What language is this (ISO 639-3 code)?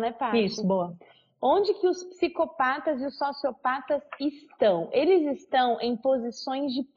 por